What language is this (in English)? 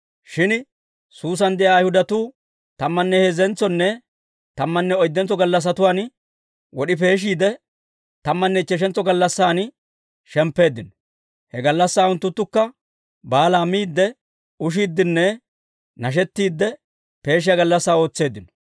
Dawro